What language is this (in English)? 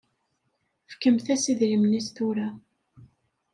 Kabyle